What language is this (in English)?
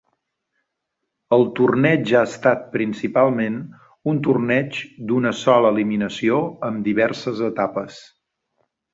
Catalan